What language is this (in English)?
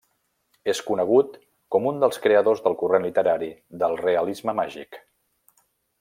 Catalan